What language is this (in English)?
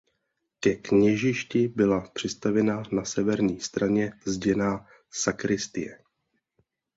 Czech